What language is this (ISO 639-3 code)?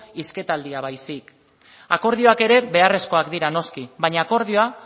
eus